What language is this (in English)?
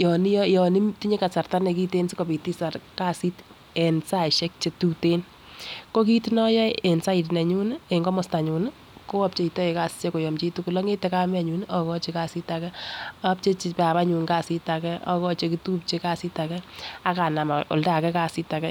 Kalenjin